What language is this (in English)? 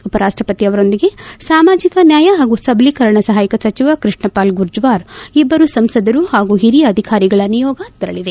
Kannada